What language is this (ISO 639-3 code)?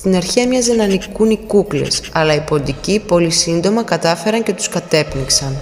ell